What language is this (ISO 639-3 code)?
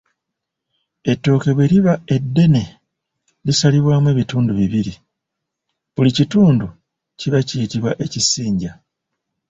lug